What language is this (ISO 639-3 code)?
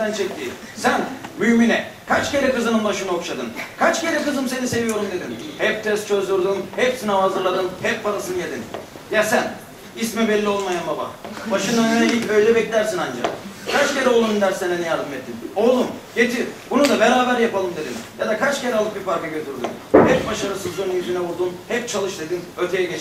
tur